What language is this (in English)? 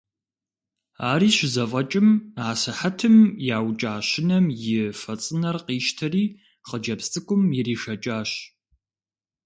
Kabardian